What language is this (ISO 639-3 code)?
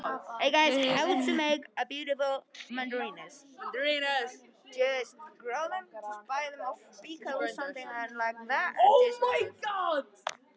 isl